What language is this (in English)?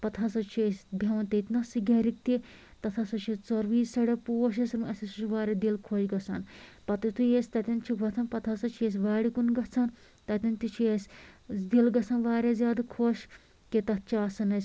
Kashmiri